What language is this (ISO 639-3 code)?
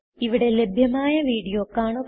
mal